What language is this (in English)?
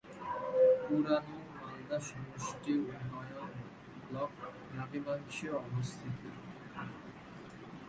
Bangla